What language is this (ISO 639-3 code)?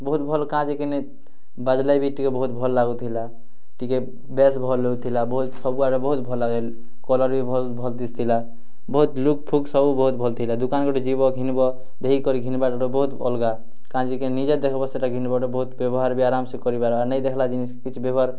ori